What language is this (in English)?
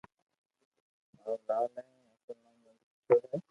Loarki